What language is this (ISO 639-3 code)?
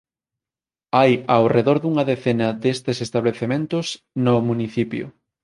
glg